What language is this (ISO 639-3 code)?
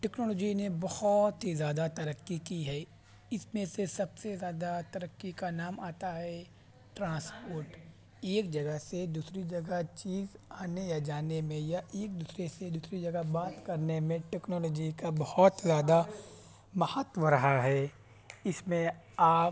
urd